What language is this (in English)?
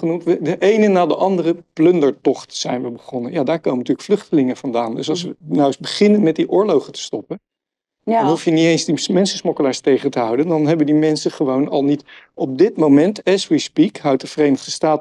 Dutch